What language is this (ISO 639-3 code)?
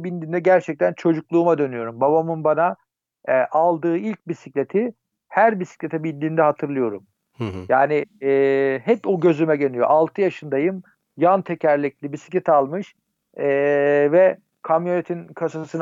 tur